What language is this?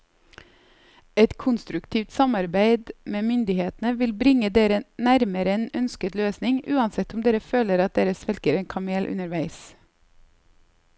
Norwegian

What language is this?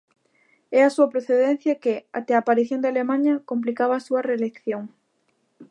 Galician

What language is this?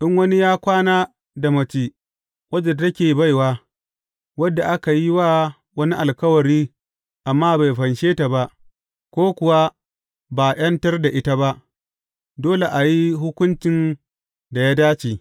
Hausa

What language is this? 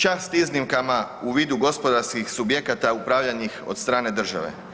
Croatian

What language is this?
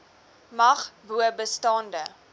Afrikaans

